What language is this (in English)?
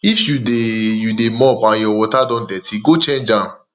Nigerian Pidgin